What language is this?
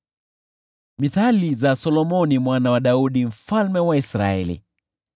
Swahili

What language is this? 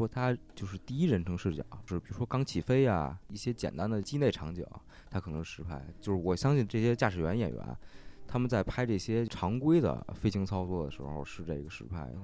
Chinese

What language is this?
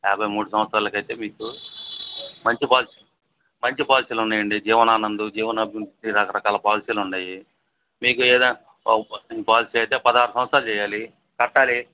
Telugu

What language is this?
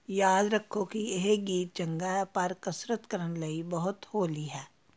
Punjabi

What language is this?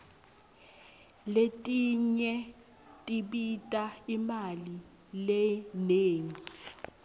Swati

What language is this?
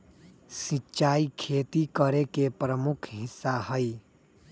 Magahi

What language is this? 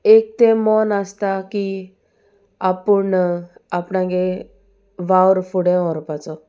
Konkani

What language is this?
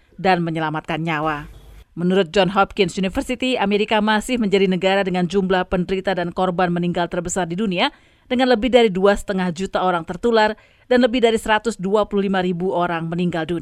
Indonesian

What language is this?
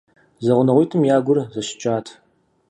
Kabardian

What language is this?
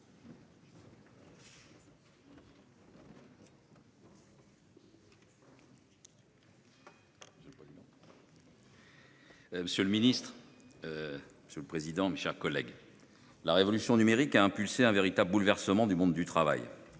French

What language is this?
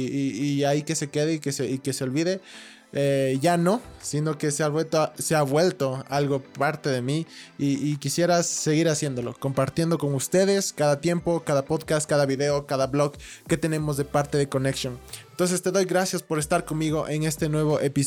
Spanish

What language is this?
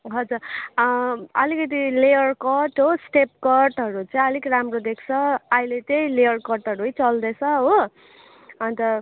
Nepali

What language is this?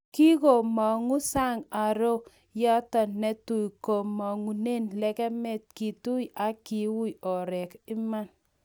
Kalenjin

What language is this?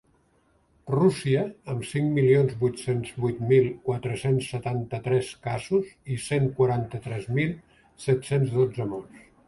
Catalan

